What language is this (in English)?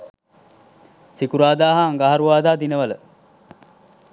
Sinhala